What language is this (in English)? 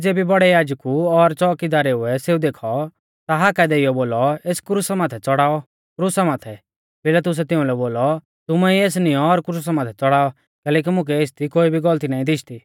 Mahasu Pahari